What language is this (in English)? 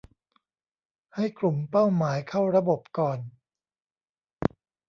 Thai